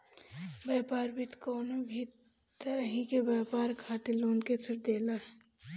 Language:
Bhojpuri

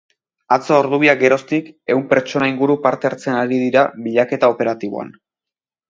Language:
Basque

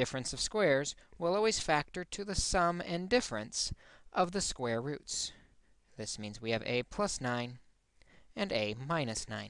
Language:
English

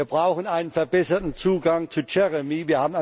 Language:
German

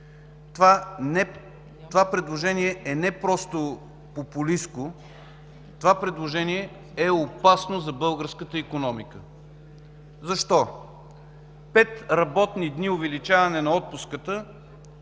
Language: Bulgarian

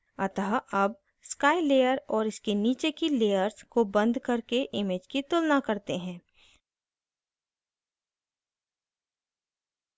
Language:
Hindi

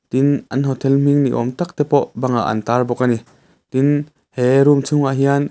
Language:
Mizo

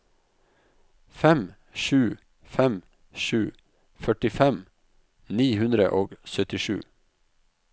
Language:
Norwegian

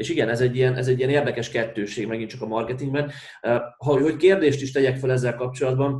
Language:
Hungarian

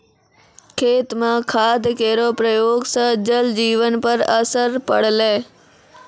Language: Maithili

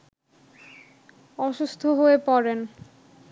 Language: Bangla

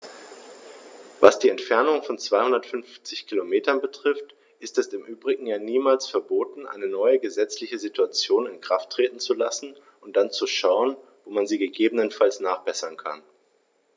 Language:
German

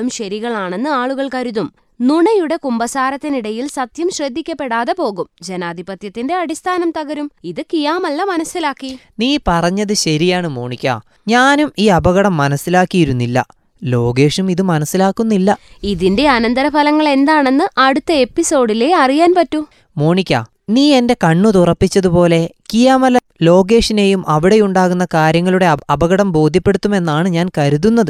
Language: Malayalam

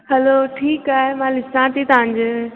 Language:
Sindhi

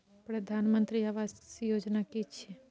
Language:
Maithili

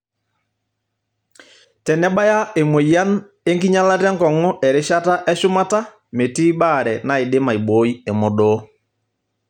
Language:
Masai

